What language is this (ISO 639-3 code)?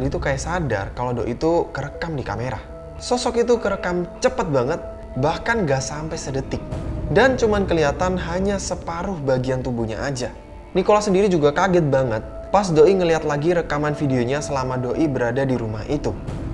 ind